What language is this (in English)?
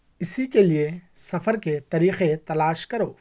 Urdu